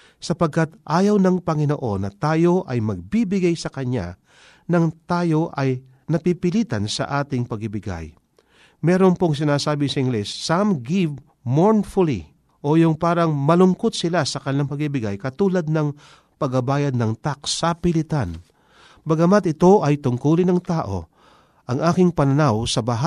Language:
Filipino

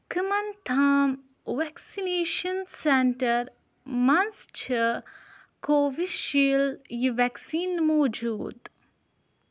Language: Kashmiri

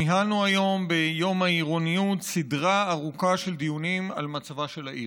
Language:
Hebrew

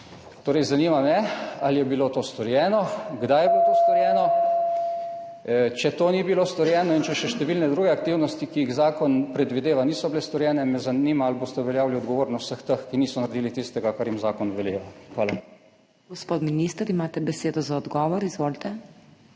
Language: Slovenian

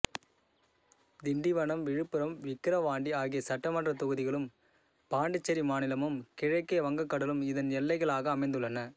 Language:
Tamil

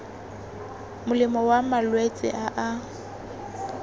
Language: Tswana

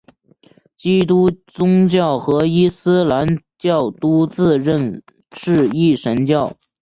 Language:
Chinese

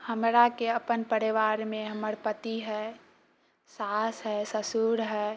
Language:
Maithili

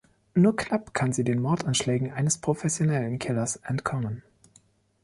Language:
German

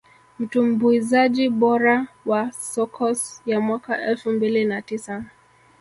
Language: Swahili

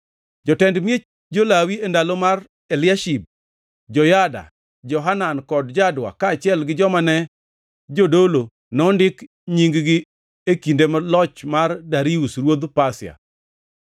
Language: Luo (Kenya and Tanzania)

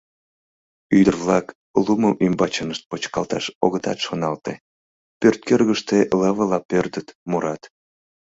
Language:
Mari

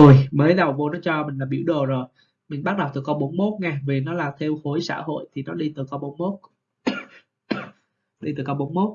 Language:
Vietnamese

